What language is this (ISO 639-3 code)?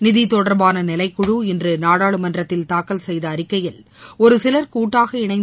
tam